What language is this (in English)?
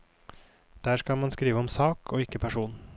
Norwegian